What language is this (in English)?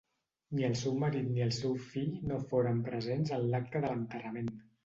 Catalan